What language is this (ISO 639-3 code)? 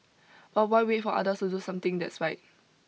eng